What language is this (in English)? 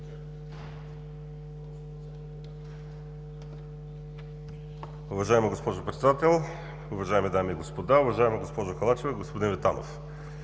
Bulgarian